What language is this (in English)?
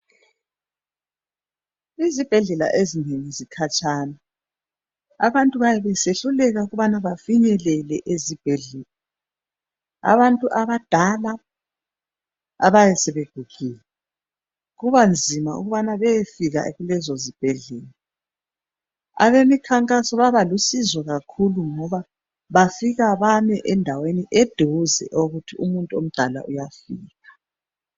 North Ndebele